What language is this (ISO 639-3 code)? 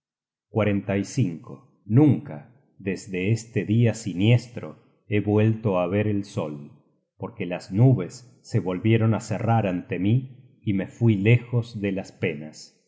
spa